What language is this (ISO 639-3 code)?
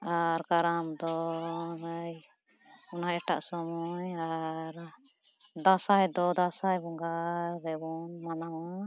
sat